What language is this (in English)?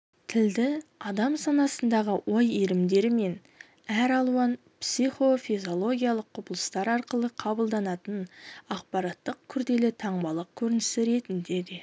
Kazakh